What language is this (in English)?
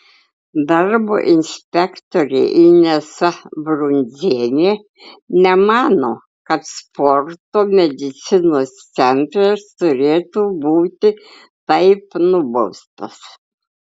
Lithuanian